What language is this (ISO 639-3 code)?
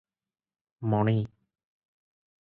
ori